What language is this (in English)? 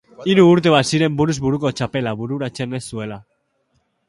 Basque